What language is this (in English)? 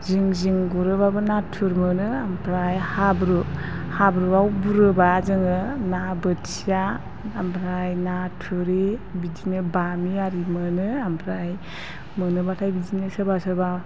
Bodo